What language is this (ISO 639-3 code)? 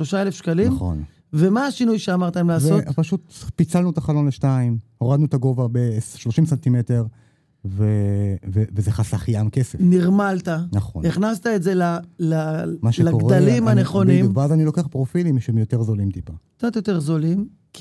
heb